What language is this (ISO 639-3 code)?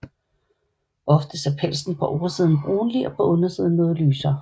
dan